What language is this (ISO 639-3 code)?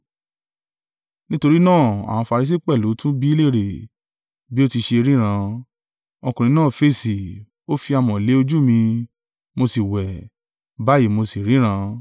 yor